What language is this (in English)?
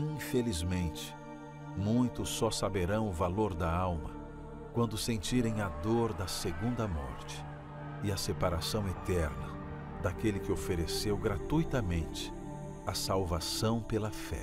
Portuguese